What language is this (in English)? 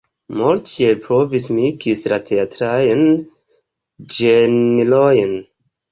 Esperanto